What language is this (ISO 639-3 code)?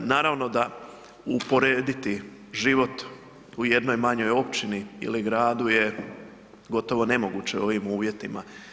hrv